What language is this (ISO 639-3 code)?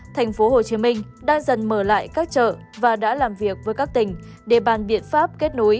vie